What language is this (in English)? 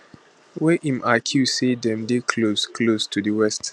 Nigerian Pidgin